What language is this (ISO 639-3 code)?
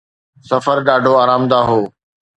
snd